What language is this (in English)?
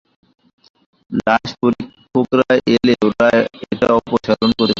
Bangla